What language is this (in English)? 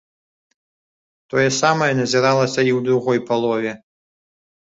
Belarusian